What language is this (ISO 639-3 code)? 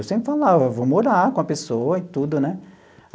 por